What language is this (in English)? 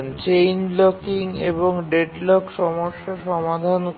Bangla